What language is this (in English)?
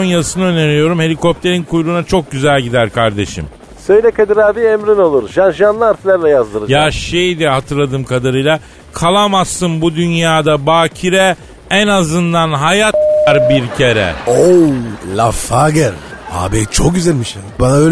Turkish